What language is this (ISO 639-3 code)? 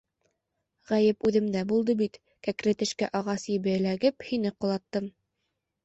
bak